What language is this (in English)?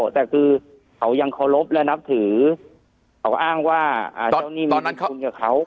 Thai